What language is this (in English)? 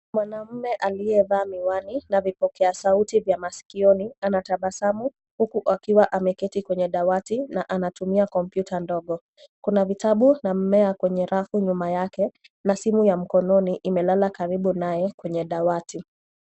Swahili